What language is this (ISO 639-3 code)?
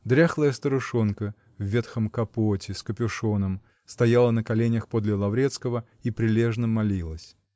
rus